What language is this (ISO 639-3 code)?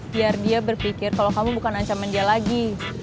ind